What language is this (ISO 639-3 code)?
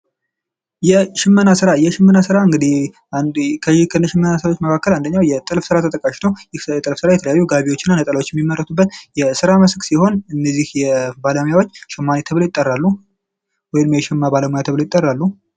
amh